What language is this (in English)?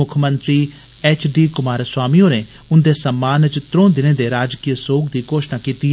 Dogri